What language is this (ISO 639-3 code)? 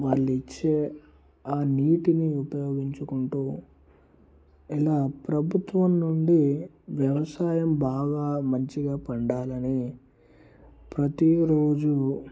tel